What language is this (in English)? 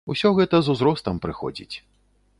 Belarusian